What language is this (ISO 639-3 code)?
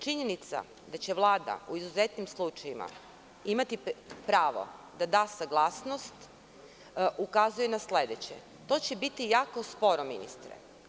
srp